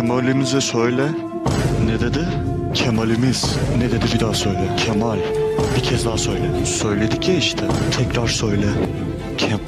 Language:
Turkish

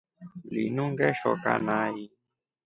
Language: Rombo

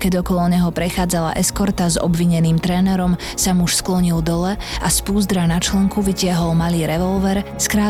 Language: Slovak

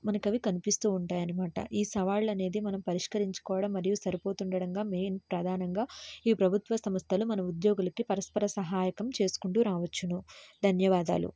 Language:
Telugu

